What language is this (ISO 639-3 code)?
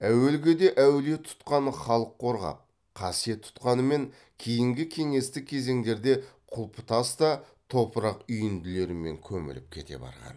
kaz